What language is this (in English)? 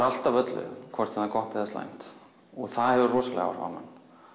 Icelandic